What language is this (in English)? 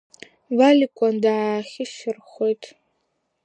Abkhazian